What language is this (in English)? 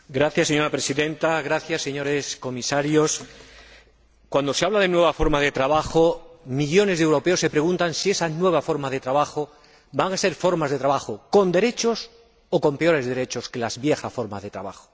Spanish